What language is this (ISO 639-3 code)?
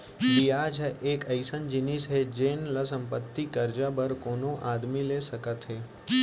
hne